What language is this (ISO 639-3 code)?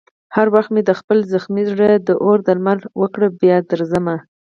pus